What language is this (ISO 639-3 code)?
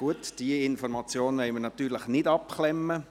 gsw